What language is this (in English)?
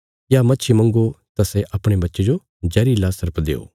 Bilaspuri